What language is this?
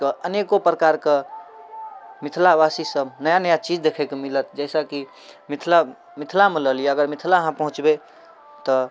Maithili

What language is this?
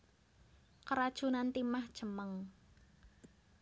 Javanese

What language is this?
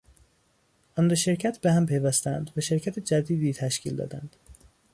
Persian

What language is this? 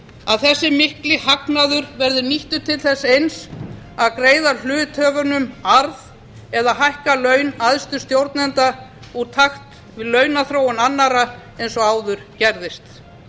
Icelandic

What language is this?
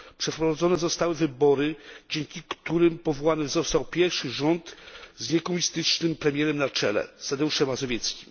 Polish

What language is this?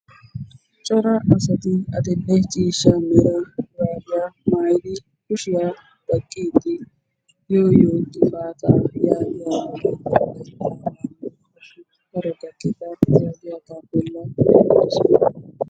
Wolaytta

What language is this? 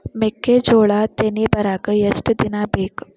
Kannada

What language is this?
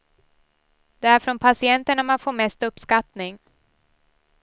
Swedish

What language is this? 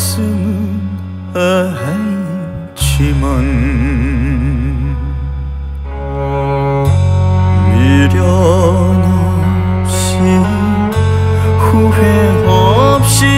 Korean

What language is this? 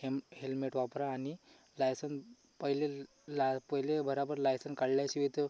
Marathi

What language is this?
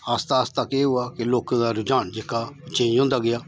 Dogri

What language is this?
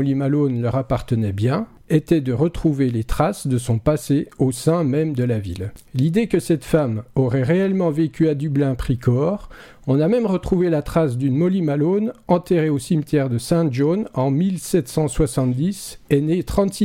French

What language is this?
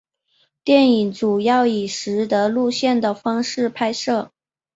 Chinese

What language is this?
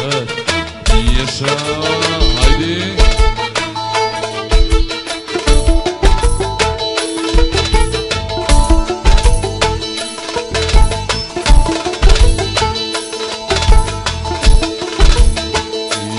Arabic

